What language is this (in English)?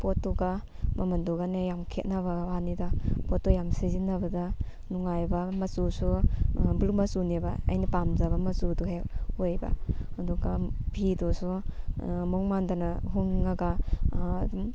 Manipuri